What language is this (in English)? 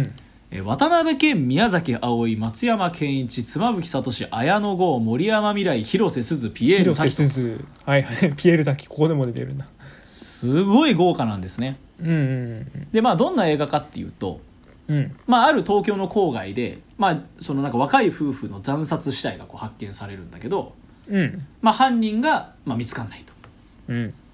Japanese